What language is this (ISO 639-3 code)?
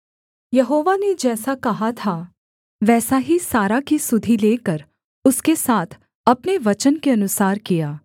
hin